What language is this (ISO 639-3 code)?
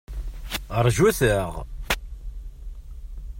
kab